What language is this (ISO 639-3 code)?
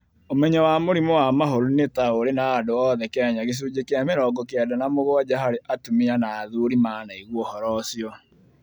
kik